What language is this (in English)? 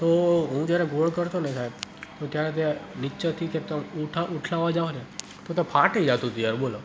Gujarati